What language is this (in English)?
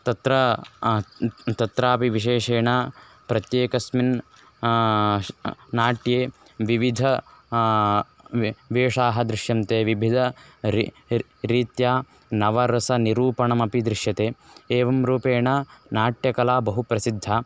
Sanskrit